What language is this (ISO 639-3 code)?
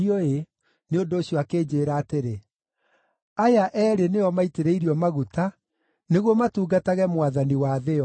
kik